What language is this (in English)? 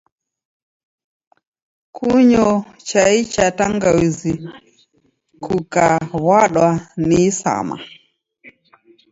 Taita